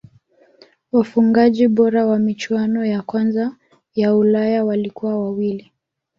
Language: Swahili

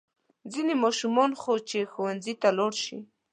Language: Pashto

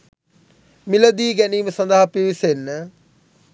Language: Sinhala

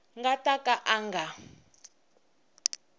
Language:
Tsonga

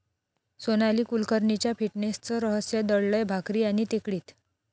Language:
Marathi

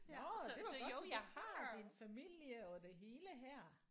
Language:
Danish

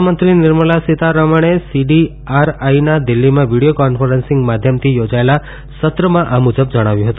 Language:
Gujarati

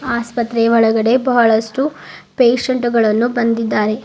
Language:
Kannada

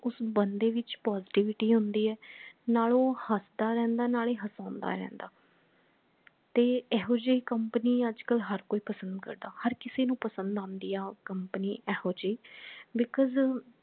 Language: Punjabi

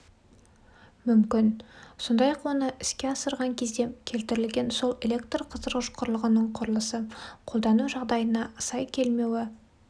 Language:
Kazakh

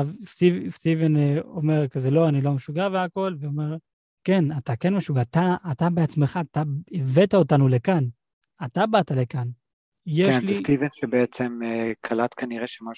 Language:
Hebrew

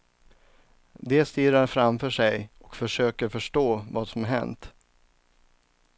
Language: Swedish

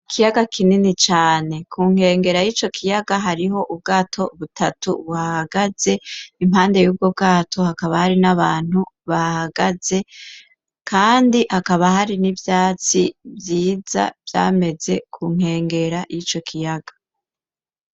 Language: Rundi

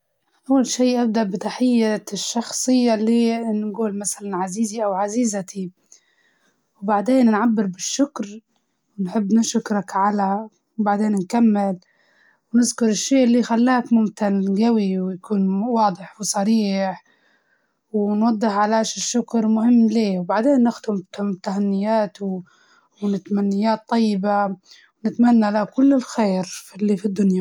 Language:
Libyan Arabic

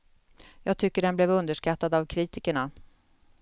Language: Swedish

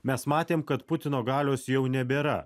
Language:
Lithuanian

